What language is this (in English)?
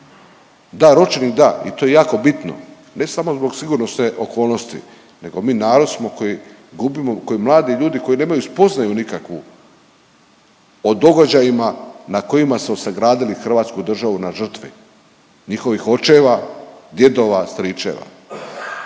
Croatian